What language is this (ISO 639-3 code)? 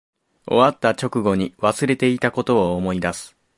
jpn